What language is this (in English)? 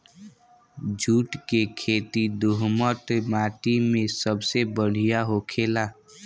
Bhojpuri